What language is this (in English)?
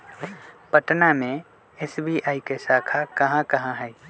Magahi